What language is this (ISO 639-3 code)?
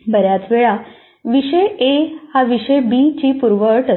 mar